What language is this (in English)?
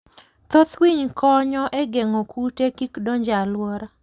Luo (Kenya and Tanzania)